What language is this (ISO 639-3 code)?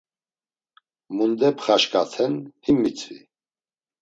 lzz